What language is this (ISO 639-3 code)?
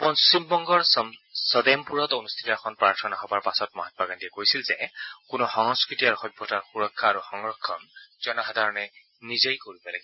asm